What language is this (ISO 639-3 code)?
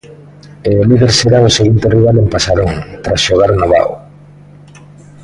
glg